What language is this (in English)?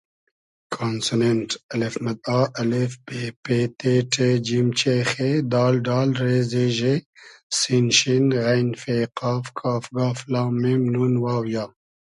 Hazaragi